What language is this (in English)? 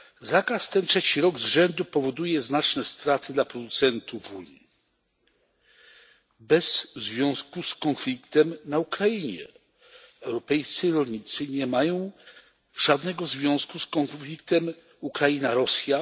Polish